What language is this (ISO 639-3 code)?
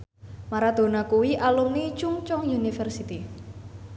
jav